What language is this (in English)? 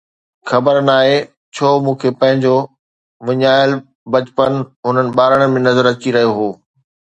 Sindhi